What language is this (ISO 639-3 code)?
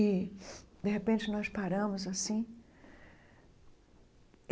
por